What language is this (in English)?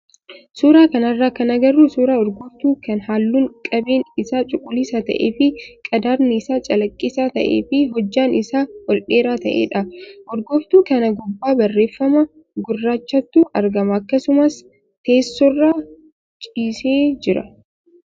Oromo